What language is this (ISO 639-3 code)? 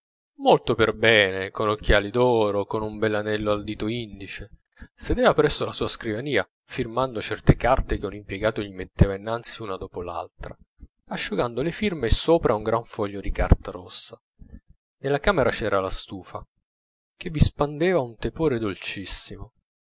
ita